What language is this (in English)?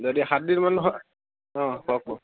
Assamese